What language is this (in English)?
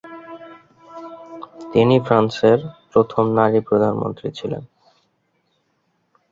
Bangla